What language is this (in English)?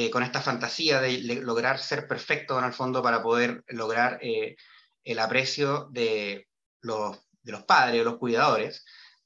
Spanish